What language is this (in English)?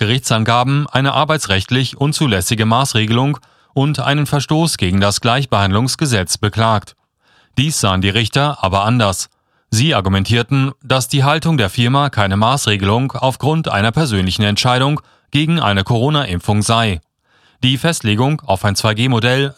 German